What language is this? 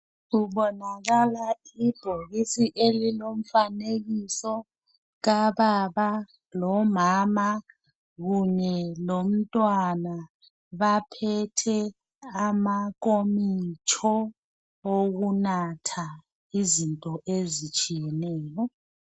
North Ndebele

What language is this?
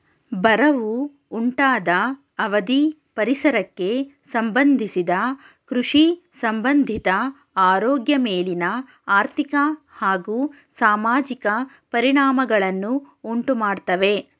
Kannada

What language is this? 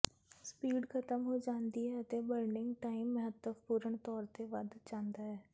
Punjabi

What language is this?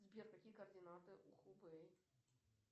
Russian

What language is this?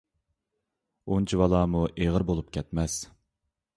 Uyghur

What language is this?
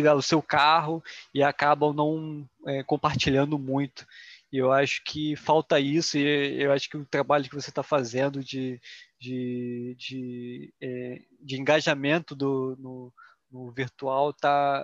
Portuguese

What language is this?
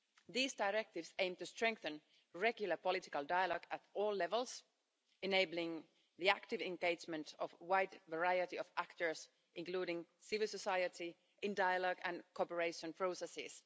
English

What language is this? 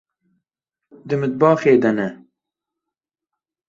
Kurdish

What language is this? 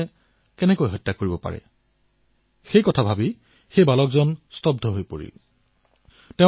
Assamese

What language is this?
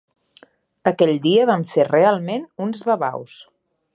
Catalan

